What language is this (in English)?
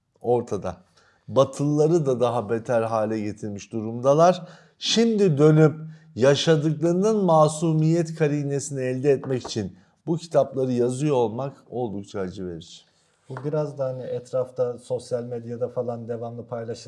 Turkish